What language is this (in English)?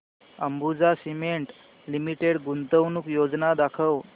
Marathi